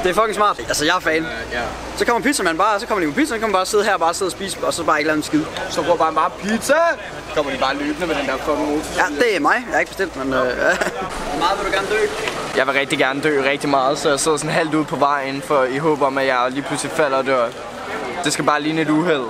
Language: Danish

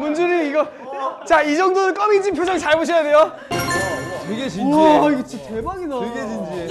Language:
Korean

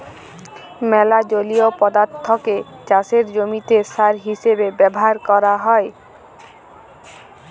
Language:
Bangla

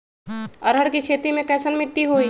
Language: Magahi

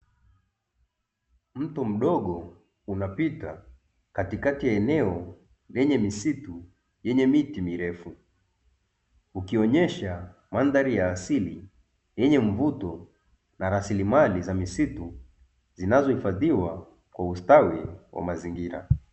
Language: Swahili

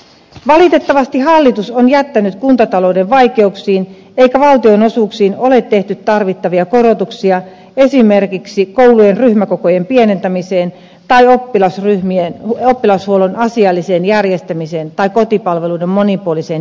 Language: Finnish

